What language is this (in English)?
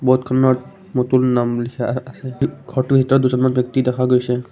Assamese